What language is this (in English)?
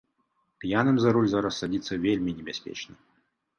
Belarusian